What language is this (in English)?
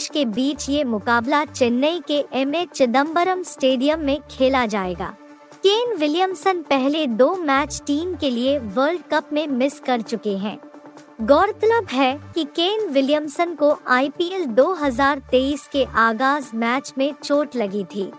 Hindi